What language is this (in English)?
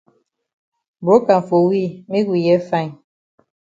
Cameroon Pidgin